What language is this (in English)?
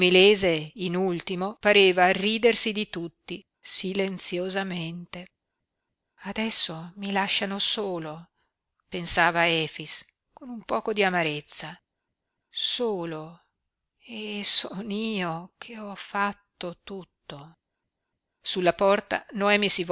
Italian